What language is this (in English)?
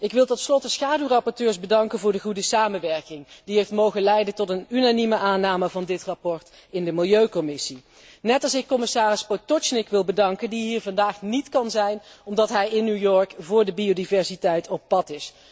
Dutch